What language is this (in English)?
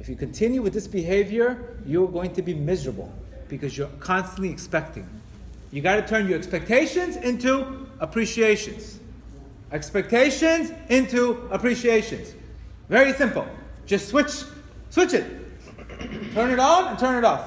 English